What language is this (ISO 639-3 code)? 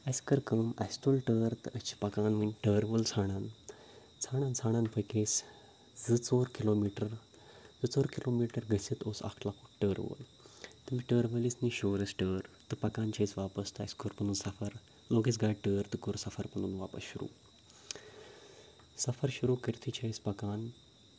kas